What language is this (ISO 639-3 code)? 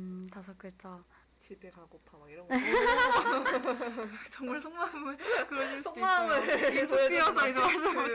kor